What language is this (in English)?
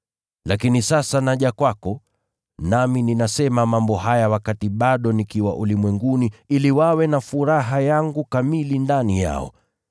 Swahili